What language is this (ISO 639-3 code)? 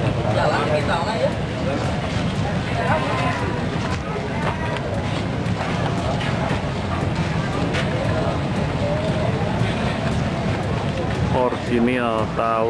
ind